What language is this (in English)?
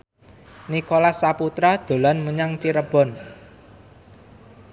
Javanese